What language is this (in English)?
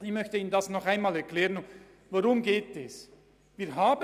Swiss German